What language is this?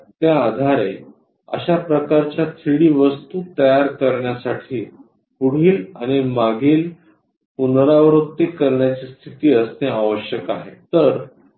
Marathi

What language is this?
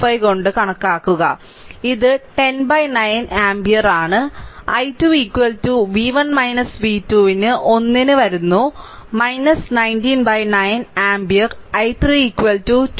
Malayalam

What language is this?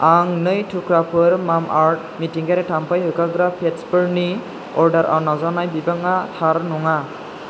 Bodo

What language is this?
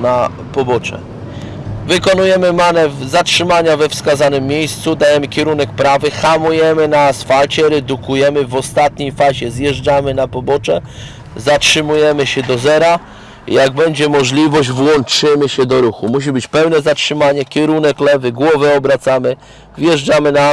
Polish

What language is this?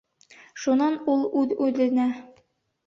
Bashkir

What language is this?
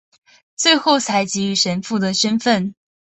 Chinese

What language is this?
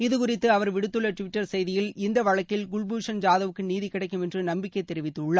Tamil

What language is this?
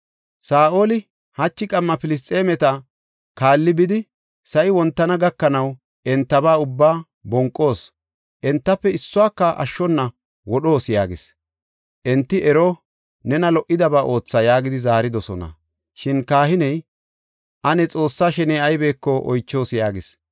Gofa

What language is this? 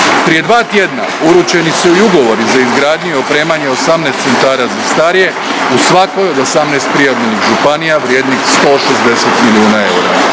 Croatian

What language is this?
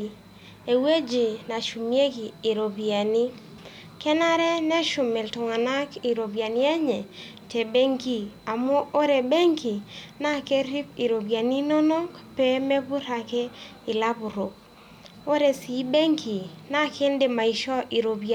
Masai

